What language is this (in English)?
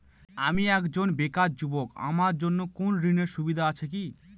Bangla